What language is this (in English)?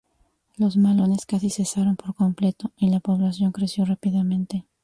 Spanish